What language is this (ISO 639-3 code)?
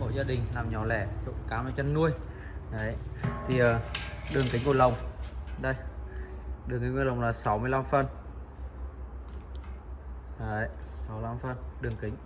vie